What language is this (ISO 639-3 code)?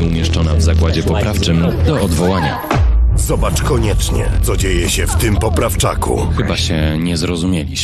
pol